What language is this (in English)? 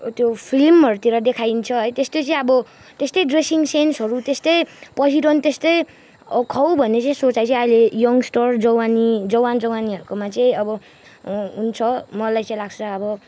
Nepali